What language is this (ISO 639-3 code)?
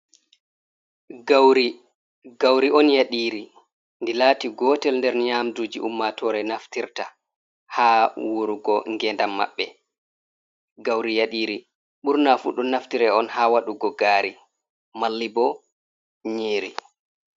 ful